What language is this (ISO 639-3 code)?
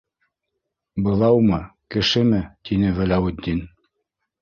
bak